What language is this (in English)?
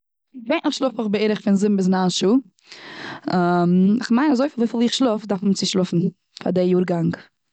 Yiddish